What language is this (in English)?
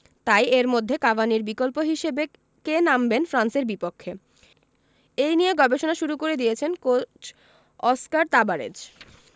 Bangla